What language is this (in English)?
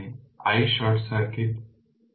Bangla